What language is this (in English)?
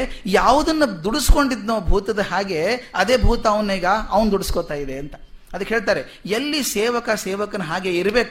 Kannada